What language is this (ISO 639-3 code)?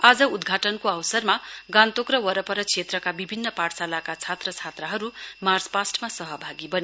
nep